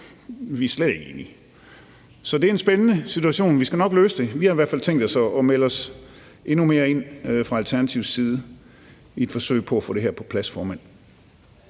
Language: Danish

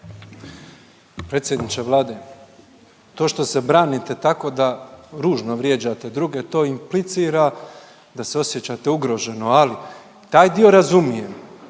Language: Croatian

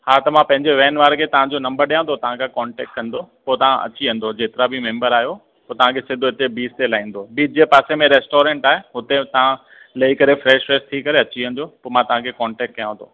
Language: Sindhi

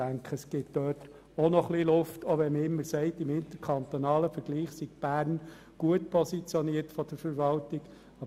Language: Swiss German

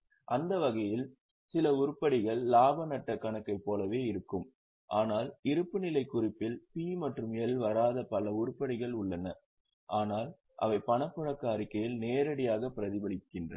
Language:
Tamil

